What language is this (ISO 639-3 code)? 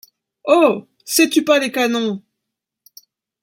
fra